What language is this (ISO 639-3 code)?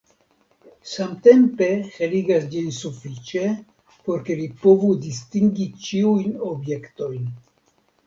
epo